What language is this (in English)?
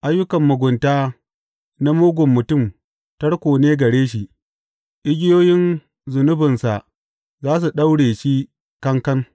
Hausa